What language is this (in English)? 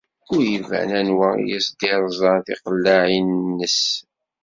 Kabyle